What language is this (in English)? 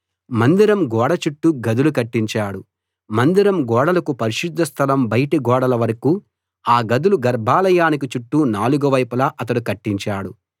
Telugu